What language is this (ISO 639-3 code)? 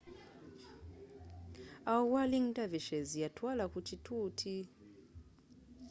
lug